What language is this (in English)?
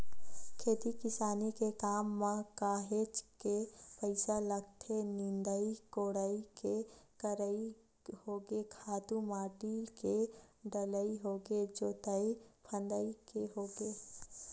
Chhattisgarhi